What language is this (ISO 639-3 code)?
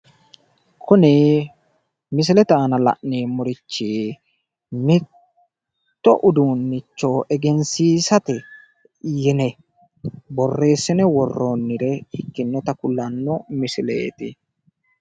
sid